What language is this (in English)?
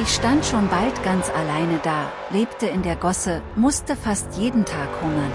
German